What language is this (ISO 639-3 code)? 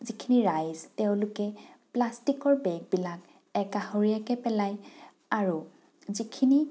asm